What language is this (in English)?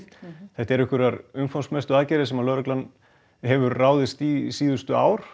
Icelandic